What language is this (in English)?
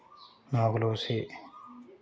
Hindi